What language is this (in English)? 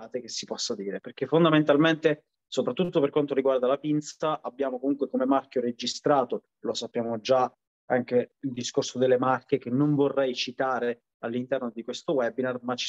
Italian